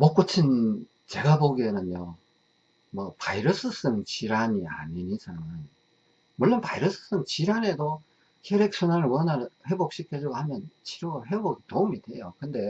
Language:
Korean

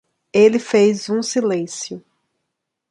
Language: Portuguese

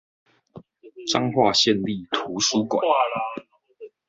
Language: Chinese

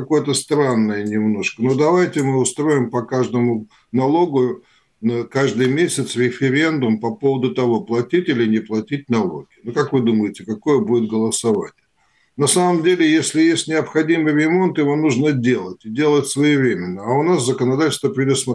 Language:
Russian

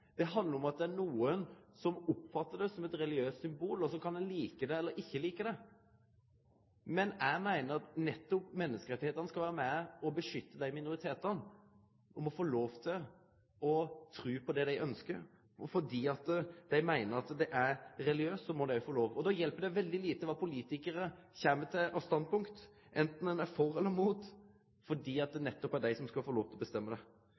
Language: Norwegian Nynorsk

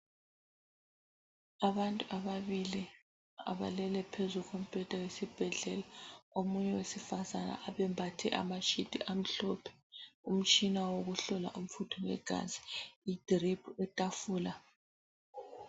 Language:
North Ndebele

